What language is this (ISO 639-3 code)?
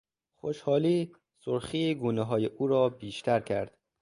fas